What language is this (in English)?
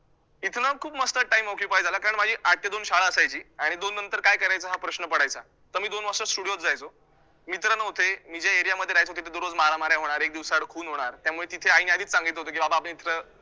Marathi